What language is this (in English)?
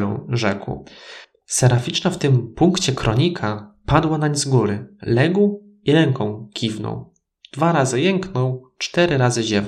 Polish